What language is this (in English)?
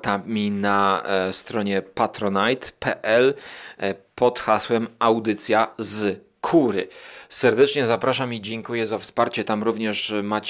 Polish